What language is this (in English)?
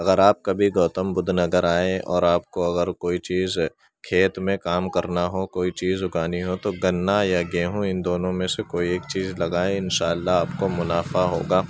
Urdu